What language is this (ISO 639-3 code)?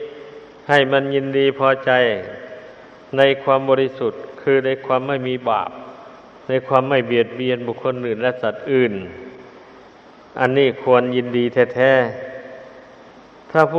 tha